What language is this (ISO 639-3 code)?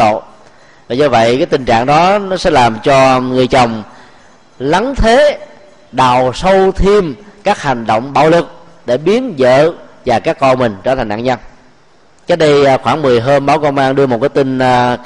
vie